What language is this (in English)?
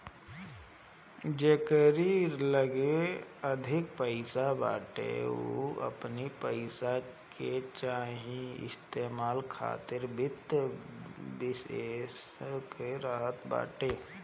Bhojpuri